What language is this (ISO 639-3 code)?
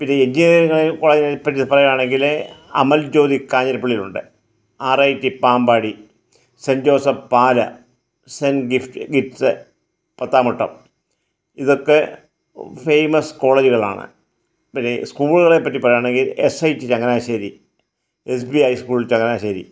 mal